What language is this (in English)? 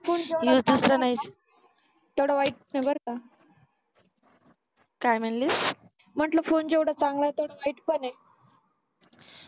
Marathi